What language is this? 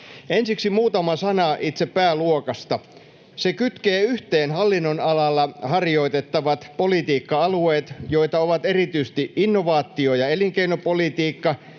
Finnish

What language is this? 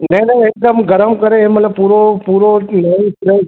Sindhi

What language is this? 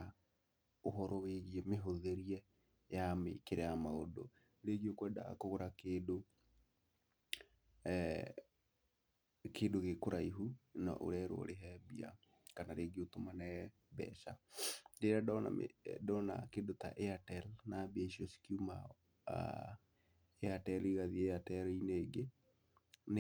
Kikuyu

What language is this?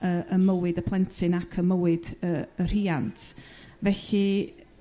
Welsh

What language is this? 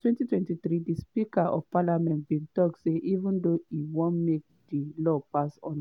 Nigerian Pidgin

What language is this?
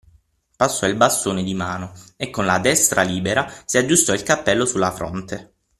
Italian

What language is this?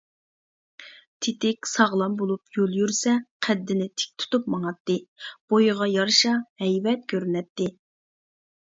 Uyghur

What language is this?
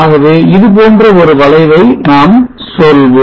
Tamil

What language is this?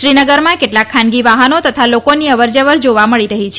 Gujarati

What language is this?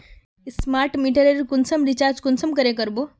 Magahi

